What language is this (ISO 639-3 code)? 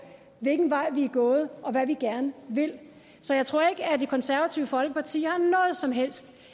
dan